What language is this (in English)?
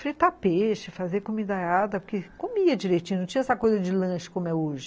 Portuguese